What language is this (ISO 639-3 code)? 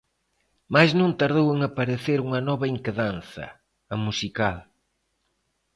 glg